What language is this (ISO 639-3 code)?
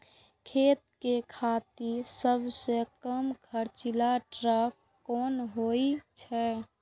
mai